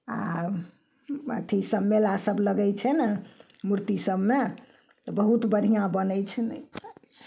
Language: Maithili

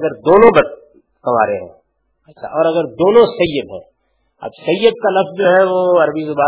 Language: Urdu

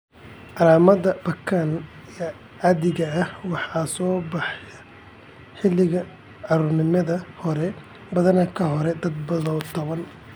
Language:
Somali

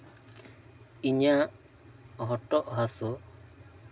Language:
Santali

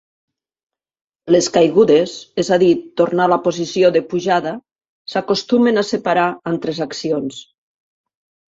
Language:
Catalan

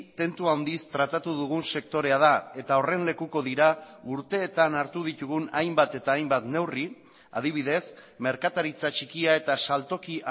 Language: Basque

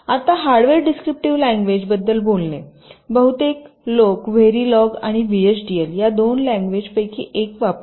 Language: Marathi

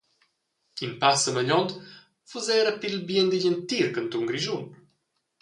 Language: Romansh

